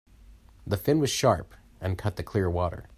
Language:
English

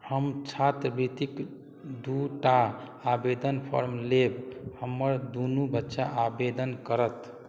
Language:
Maithili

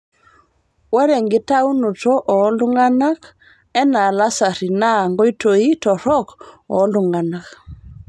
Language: Masai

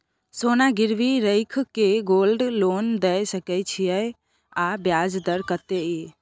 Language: Maithili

